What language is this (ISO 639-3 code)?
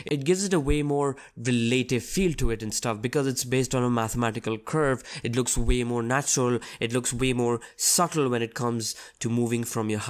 eng